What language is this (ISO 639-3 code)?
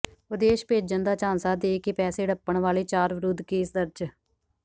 pan